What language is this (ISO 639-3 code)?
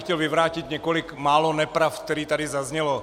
ces